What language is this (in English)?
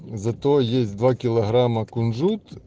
Russian